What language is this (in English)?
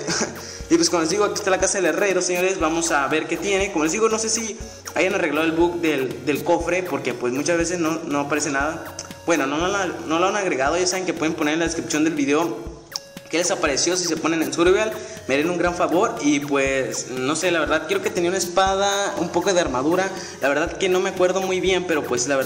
Spanish